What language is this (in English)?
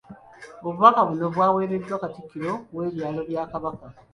Ganda